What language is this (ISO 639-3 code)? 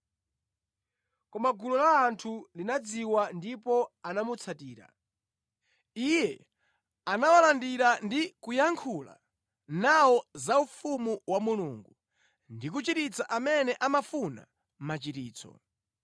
nya